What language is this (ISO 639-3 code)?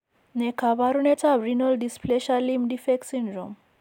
kln